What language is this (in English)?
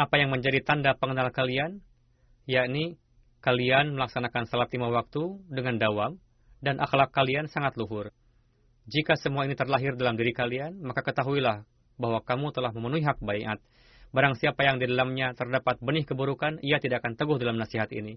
Indonesian